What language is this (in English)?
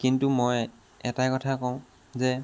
Assamese